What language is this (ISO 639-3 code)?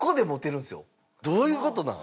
jpn